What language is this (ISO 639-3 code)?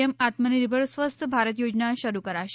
guj